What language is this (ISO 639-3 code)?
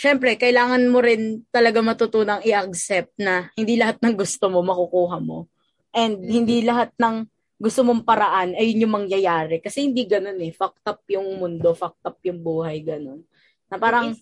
fil